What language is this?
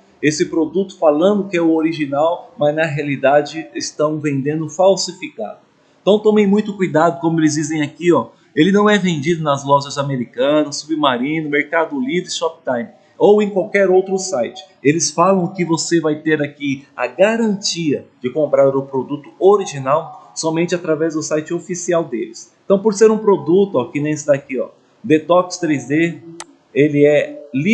Portuguese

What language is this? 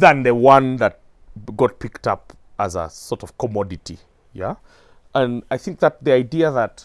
English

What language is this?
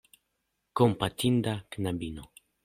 Esperanto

